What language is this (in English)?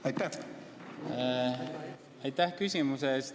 Estonian